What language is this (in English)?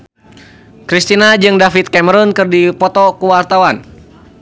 Sundanese